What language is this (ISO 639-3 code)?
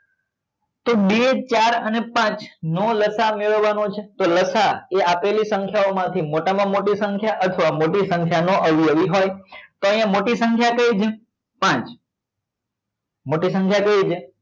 guj